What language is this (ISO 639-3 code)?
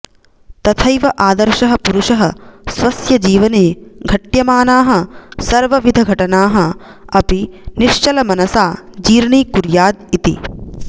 san